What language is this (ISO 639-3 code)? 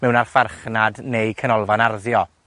cym